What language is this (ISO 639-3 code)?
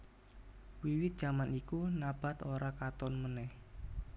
jav